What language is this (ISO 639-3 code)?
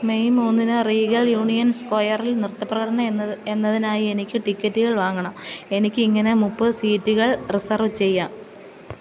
mal